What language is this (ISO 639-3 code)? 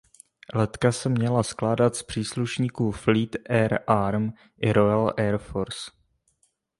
ces